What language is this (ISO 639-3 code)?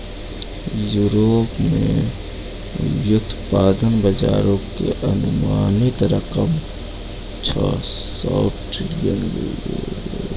mai